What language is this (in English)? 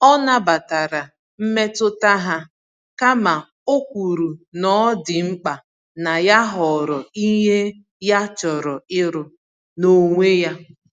Igbo